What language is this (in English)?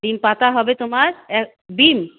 Bangla